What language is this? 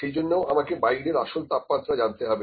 Bangla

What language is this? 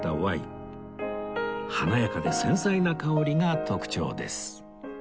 Japanese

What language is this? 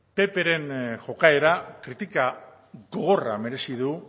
Basque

